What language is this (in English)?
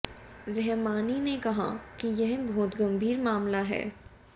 Hindi